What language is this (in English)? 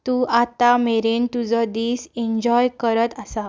Konkani